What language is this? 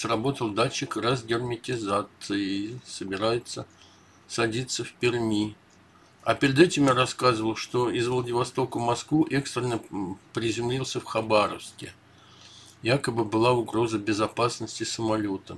Russian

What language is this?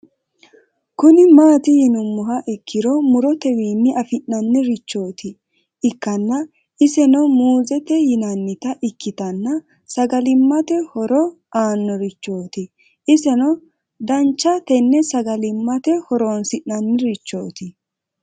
Sidamo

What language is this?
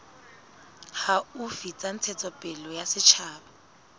Southern Sotho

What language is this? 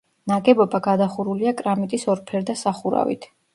Georgian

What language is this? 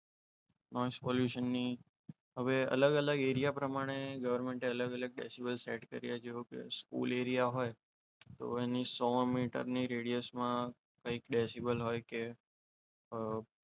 Gujarati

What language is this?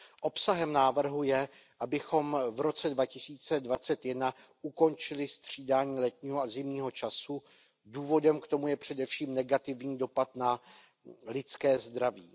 Czech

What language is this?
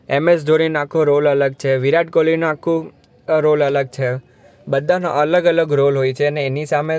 Gujarati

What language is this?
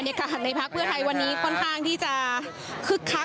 Thai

